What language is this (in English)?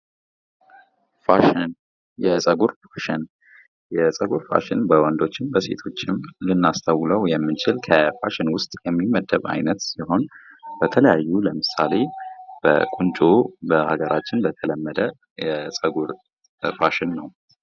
Amharic